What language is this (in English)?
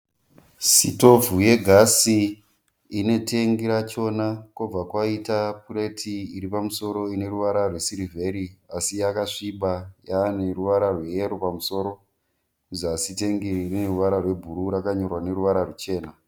Shona